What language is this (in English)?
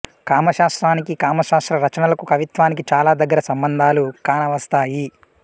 Telugu